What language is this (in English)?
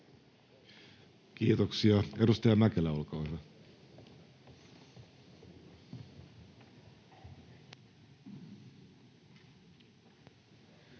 Finnish